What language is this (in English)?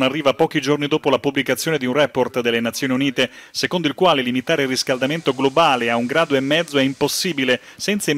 Italian